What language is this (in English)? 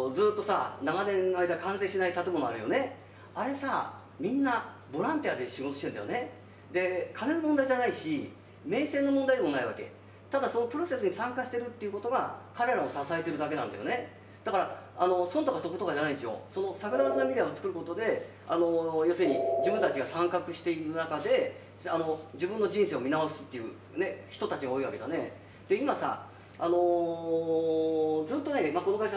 Japanese